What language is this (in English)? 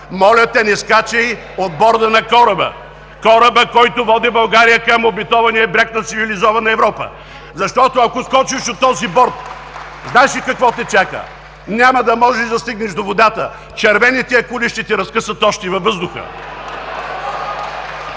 Bulgarian